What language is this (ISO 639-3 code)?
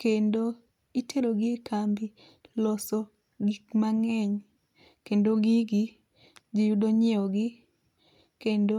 luo